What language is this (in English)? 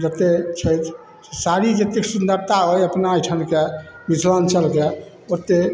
Maithili